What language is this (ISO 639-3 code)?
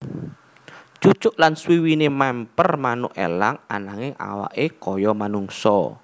jav